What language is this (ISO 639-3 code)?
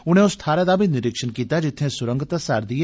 doi